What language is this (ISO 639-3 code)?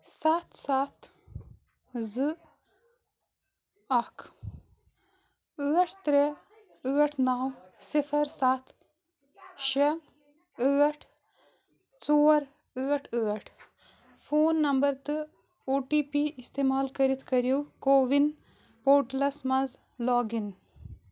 kas